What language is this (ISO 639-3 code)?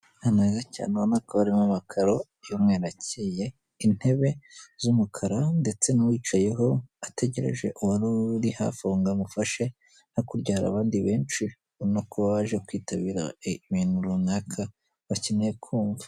kin